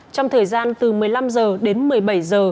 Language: Vietnamese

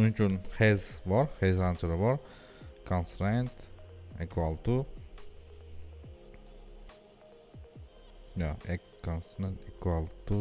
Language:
Turkish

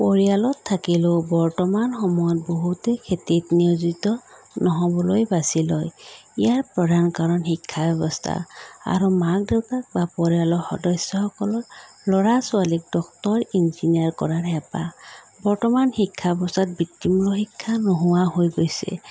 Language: Assamese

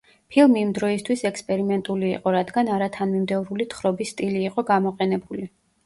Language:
Georgian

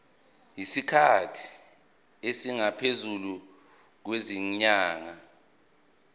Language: Zulu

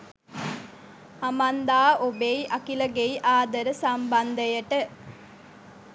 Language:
Sinhala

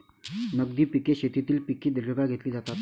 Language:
Marathi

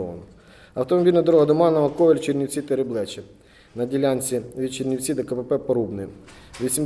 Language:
Ukrainian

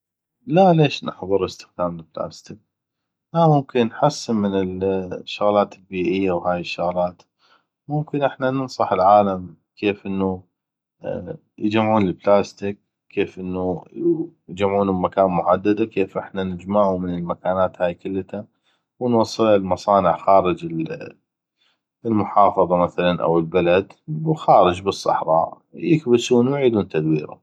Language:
North Mesopotamian Arabic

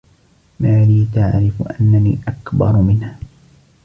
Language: Arabic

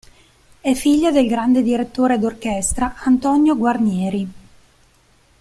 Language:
Italian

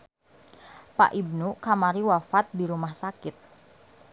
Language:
Sundanese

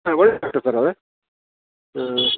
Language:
Kannada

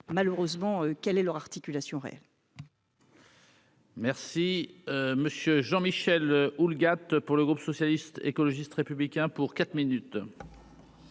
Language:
French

